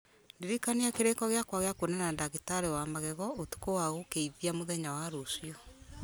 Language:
Kikuyu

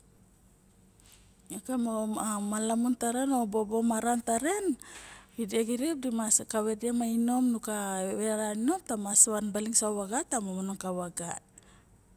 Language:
Barok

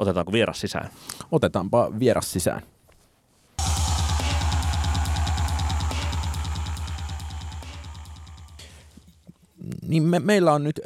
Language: Finnish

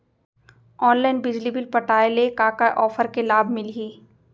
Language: Chhattisgarhi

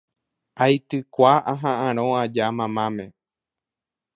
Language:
Guarani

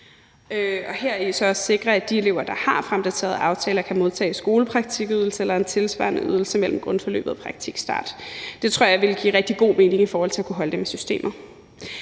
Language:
Danish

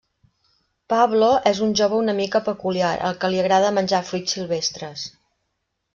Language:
Catalan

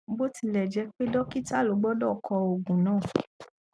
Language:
Yoruba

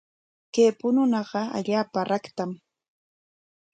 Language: Corongo Ancash Quechua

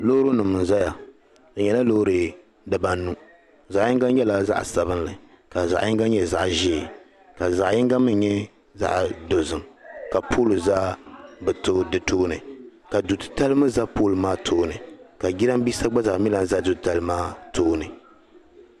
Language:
Dagbani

